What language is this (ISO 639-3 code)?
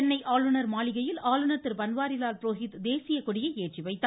tam